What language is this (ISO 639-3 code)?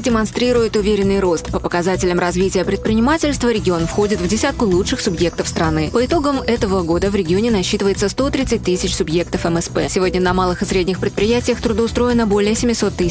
rus